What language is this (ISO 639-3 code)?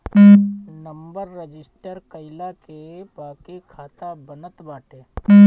bho